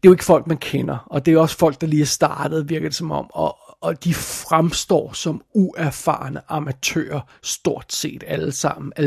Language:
Danish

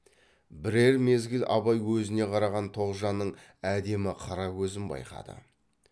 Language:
Kazakh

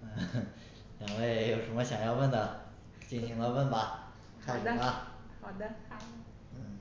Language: Chinese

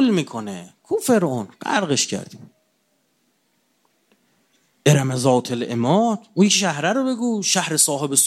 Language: Persian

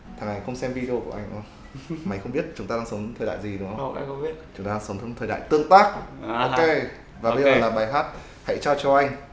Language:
Vietnamese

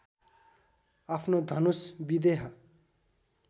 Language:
Nepali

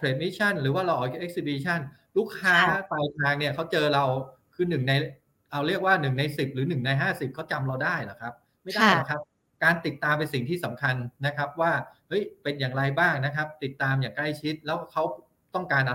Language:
Thai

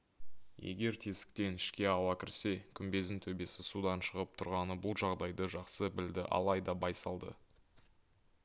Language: Kazakh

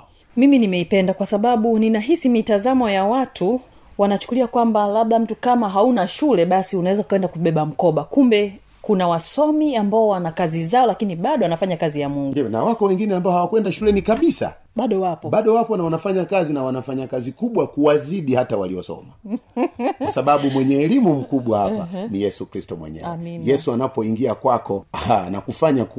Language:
Swahili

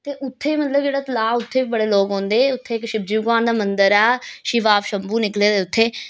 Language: Dogri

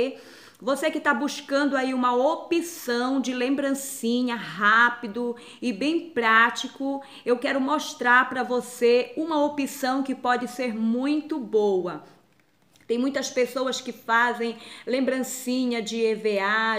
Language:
Portuguese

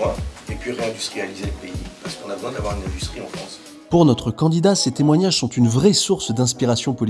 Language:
French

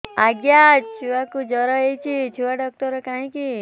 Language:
Odia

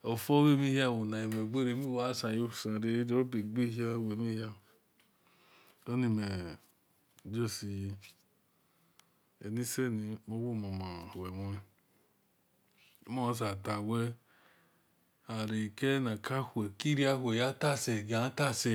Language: Esan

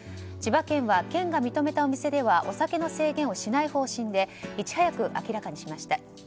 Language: Japanese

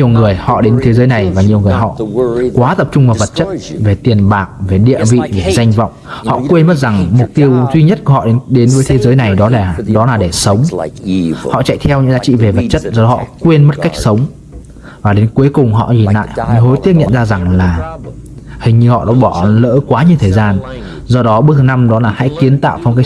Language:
Vietnamese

